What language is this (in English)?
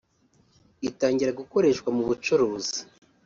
Kinyarwanda